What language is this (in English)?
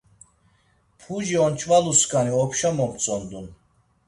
Laz